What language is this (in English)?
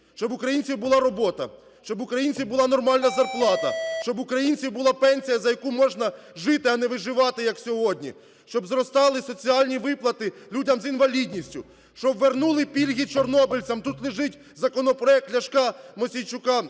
Ukrainian